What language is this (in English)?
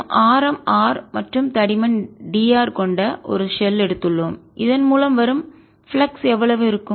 Tamil